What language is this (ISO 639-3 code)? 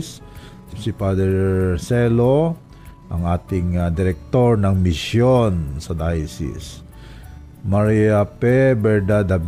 fil